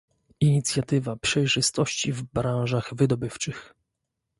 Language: Polish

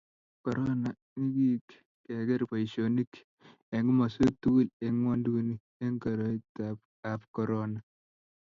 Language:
Kalenjin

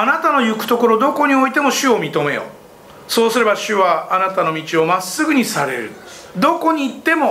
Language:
Japanese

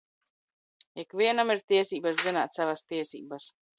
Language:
Latvian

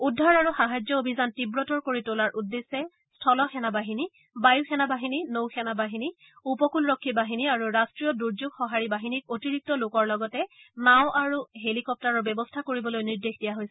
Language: Assamese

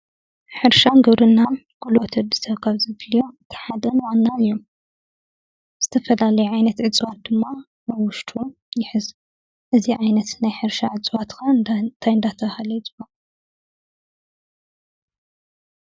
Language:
Tigrinya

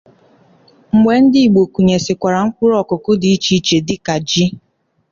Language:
Igbo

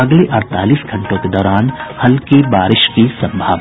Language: Hindi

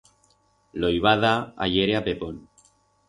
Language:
Aragonese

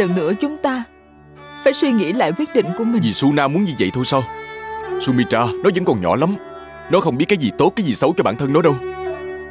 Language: Vietnamese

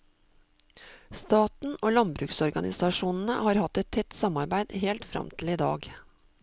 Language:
Norwegian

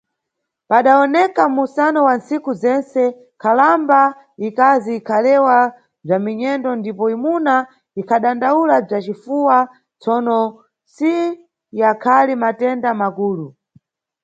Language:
Nyungwe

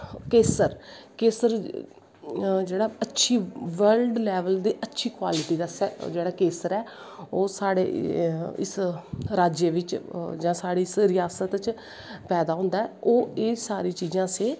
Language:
Dogri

